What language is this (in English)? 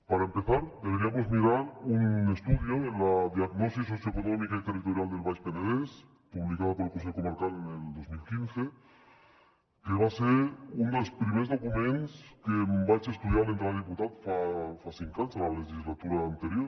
Catalan